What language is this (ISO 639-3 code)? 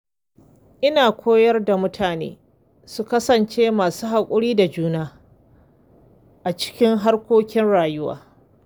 hau